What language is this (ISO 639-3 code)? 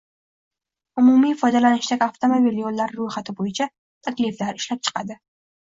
uzb